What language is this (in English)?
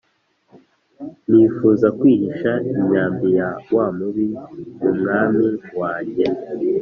Kinyarwanda